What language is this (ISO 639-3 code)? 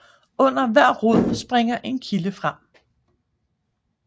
dan